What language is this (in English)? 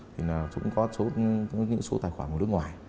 Vietnamese